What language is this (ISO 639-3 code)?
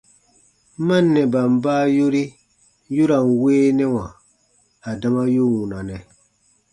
bba